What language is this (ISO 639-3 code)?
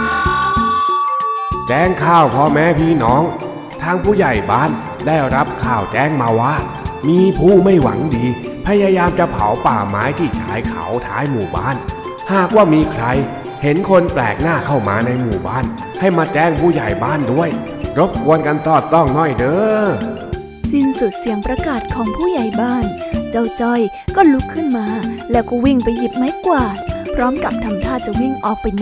tha